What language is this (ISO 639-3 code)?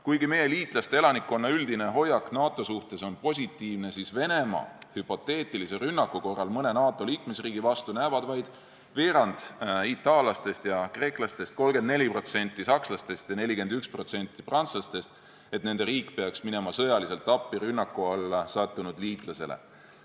est